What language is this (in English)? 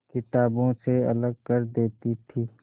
Hindi